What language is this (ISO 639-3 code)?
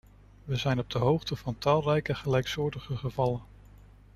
nld